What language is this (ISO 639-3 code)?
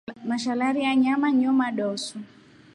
rof